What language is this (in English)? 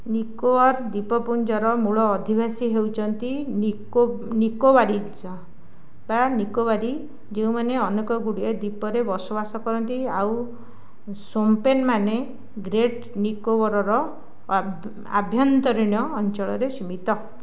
Odia